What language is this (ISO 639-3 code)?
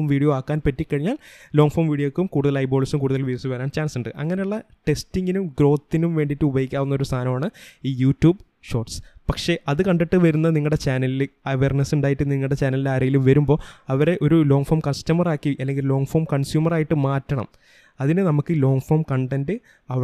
mal